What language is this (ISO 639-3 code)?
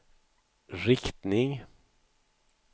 swe